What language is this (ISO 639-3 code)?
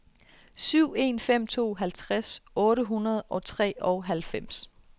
dan